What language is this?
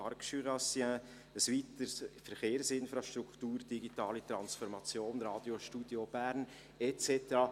Swiss German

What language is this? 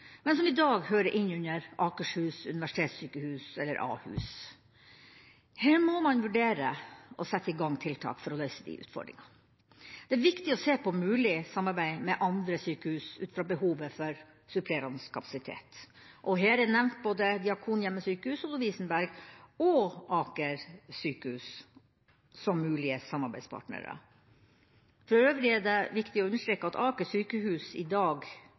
Norwegian Bokmål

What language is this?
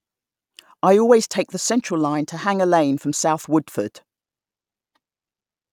English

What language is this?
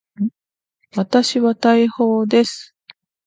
Japanese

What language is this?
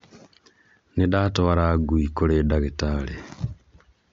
Kikuyu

